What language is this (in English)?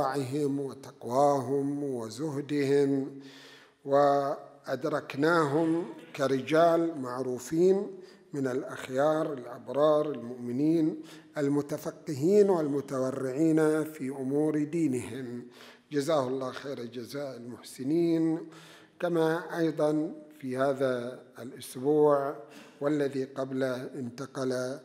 Arabic